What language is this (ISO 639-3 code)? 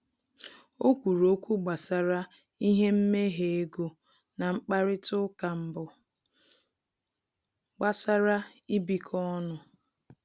ibo